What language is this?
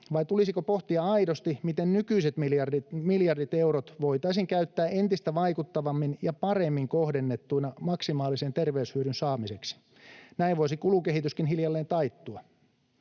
Finnish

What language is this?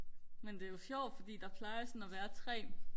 Danish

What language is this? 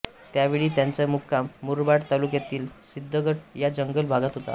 Marathi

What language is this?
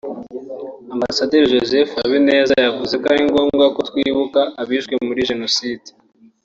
Kinyarwanda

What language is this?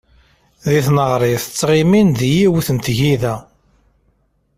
Kabyle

